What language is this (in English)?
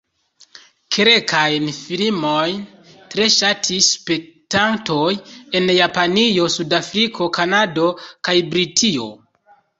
Esperanto